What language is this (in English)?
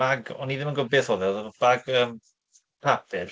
Welsh